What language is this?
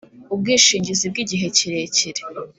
Kinyarwanda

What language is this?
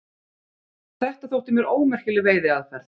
Icelandic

